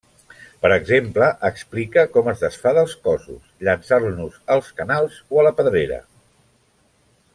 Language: Catalan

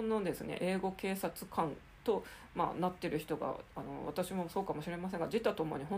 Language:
Japanese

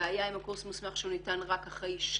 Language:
Hebrew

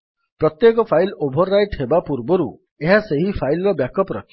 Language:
Odia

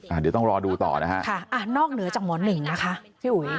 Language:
Thai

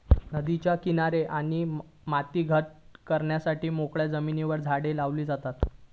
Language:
Marathi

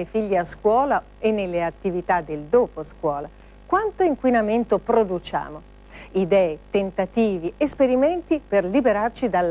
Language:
Italian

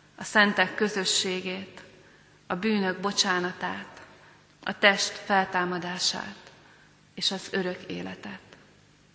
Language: Hungarian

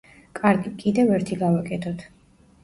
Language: Georgian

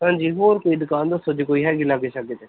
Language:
Punjabi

